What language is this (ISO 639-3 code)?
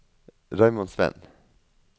nor